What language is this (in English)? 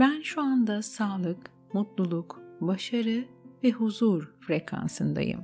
Turkish